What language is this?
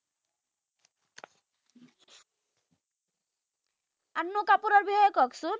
Assamese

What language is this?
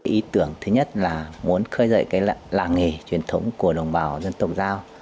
Vietnamese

